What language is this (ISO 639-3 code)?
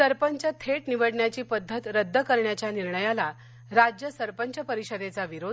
mar